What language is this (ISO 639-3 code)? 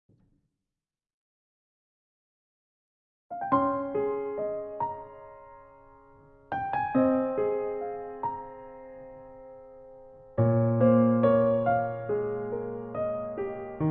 vie